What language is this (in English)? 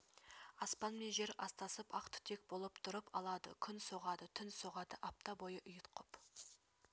Kazakh